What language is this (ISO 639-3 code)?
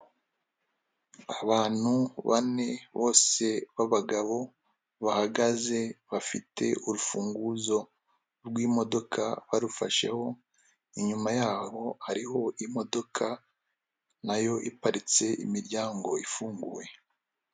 kin